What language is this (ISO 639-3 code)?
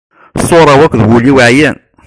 kab